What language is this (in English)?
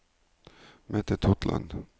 Norwegian